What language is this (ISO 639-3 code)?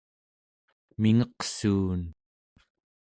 esu